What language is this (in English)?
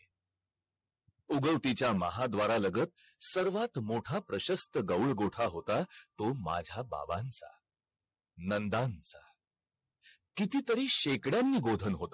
Marathi